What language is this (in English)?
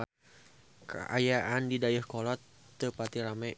Sundanese